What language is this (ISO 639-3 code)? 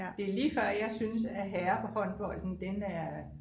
dan